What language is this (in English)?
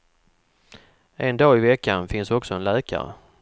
Swedish